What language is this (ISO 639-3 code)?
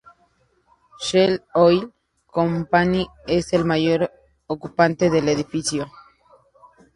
spa